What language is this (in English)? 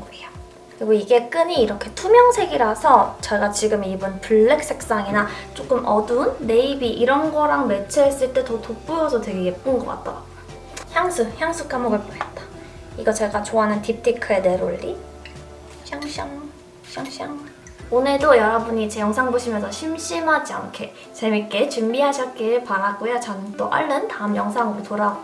Korean